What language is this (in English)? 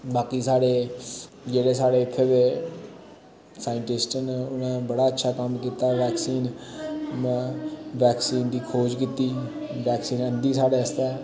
Dogri